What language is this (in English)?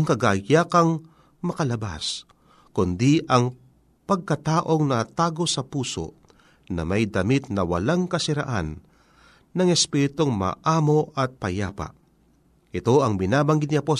Filipino